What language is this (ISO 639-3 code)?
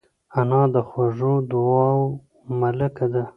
pus